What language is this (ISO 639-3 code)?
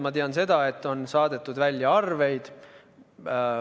est